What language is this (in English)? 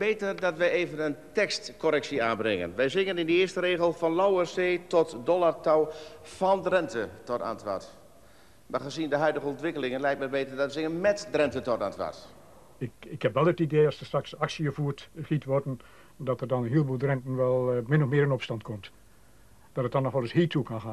Dutch